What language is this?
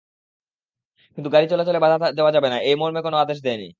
Bangla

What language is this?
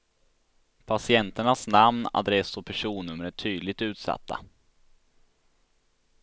Swedish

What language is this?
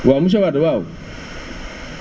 Wolof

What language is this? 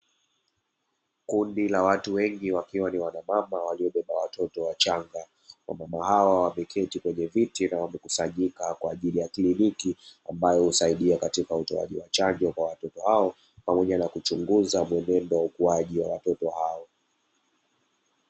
Swahili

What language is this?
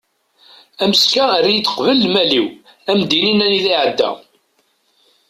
Kabyle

